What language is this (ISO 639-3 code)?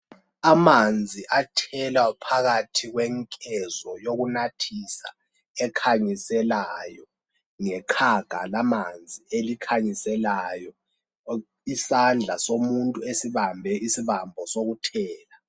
nde